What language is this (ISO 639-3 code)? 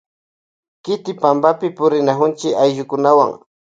qvj